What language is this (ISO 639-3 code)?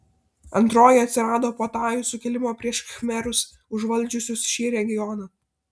lit